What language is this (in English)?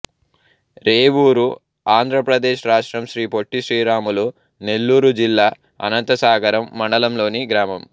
Telugu